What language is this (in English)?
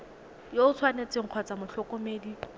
Tswana